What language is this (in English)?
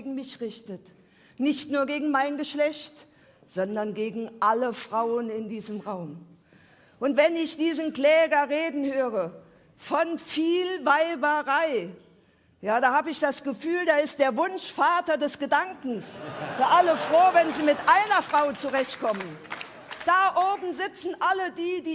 German